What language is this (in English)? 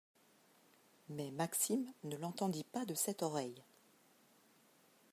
French